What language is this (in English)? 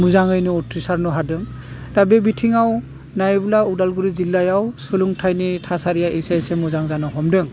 Bodo